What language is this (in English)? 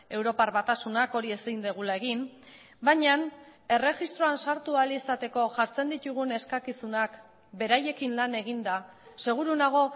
Basque